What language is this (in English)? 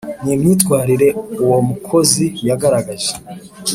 Kinyarwanda